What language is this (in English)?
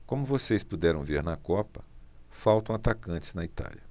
Portuguese